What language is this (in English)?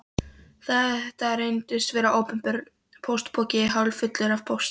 Icelandic